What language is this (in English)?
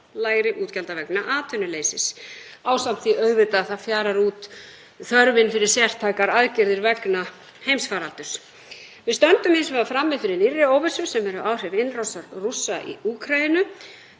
Icelandic